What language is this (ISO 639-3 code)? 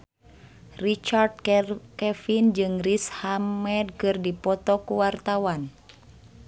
sun